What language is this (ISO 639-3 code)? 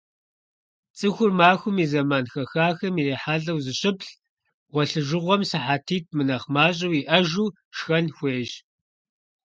kbd